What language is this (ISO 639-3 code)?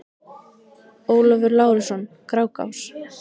isl